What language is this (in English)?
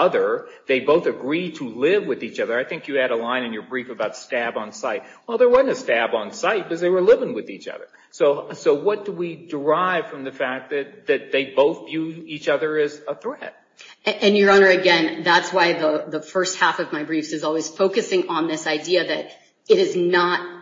English